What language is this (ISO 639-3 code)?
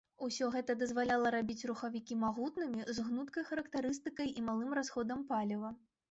bel